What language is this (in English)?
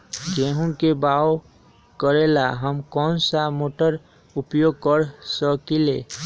Magahi